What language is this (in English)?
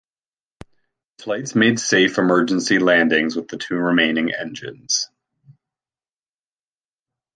English